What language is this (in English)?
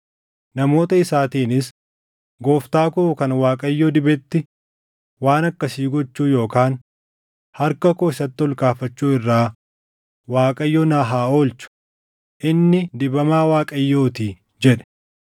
Oromo